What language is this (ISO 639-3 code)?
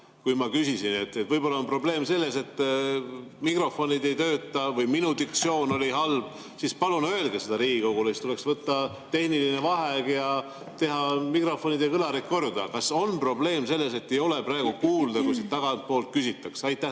est